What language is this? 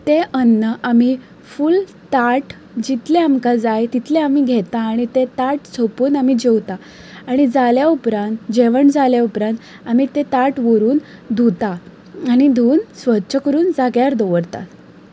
Konkani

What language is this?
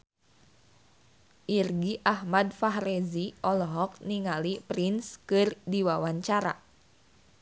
Sundanese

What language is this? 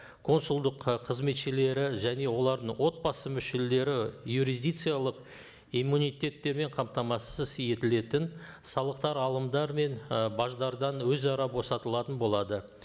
Kazakh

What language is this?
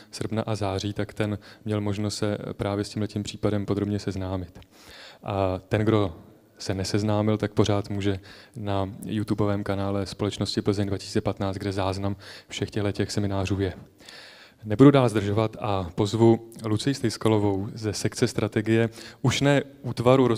Czech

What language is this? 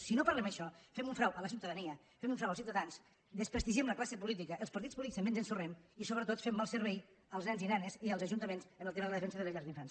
Catalan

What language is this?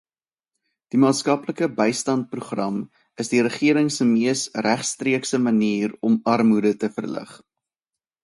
Afrikaans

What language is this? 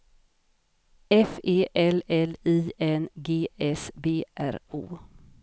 Swedish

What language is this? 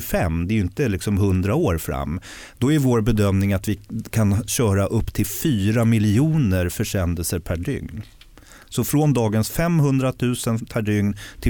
Swedish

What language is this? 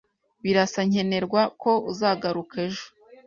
Kinyarwanda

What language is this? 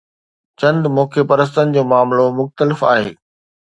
Sindhi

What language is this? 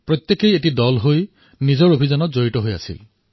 Assamese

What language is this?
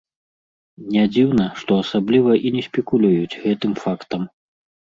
Belarusian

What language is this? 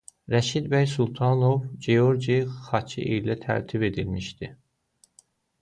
Azerbaijani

